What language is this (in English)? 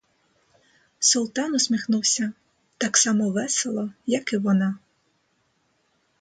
Ukrainian